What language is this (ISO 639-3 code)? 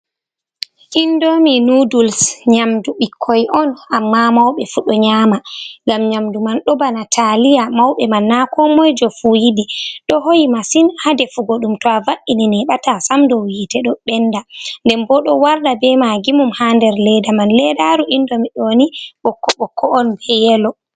ful